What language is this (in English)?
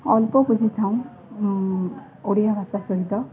Odia